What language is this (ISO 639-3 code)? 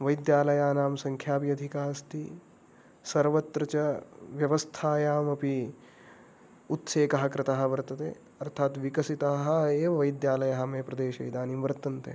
san